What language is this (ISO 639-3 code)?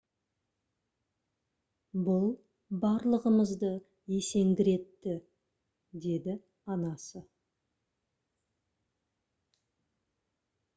kaz